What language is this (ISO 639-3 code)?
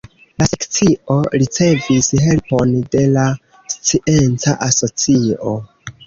epo